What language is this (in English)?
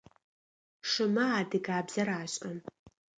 Adyghe